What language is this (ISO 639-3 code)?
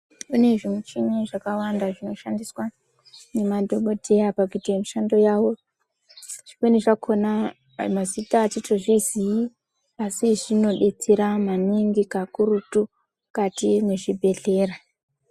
ndc